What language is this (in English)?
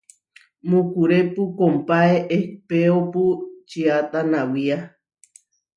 Huarijio